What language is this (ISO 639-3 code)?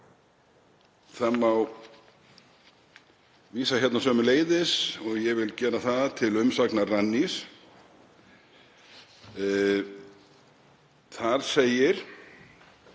isl